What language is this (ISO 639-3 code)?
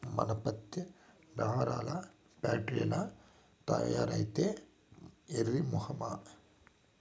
tel